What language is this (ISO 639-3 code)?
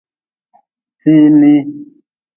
nmz